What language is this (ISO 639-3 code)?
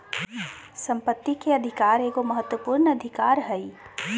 mag